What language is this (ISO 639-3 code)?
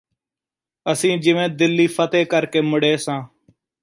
pan